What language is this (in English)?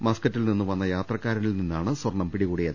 Malayalam